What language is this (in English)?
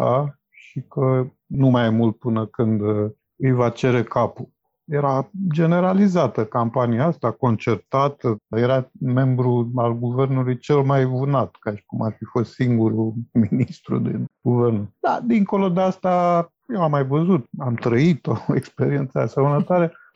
Romanian